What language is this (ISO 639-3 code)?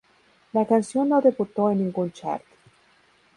spa